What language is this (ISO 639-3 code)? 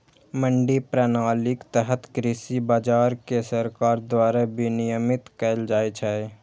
mai